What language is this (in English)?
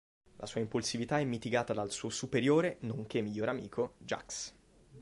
Italian